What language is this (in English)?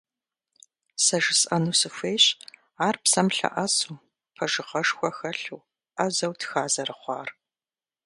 Kabardian